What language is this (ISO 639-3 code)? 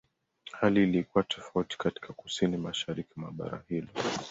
swa